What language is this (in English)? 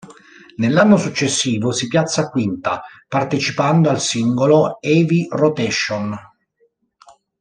Italian